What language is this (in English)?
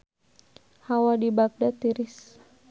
Sundanese